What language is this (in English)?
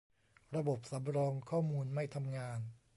Thai